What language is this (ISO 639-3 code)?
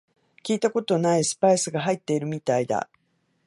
jpn